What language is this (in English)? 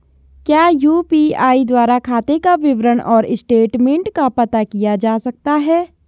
Hindi